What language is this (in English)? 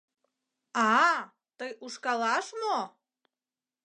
Mari